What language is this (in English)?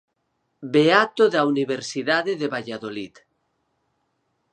Galician